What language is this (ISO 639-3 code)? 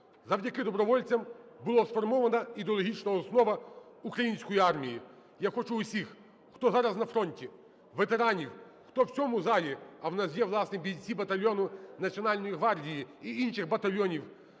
ukr